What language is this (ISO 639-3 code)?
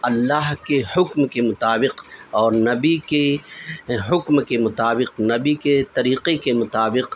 urd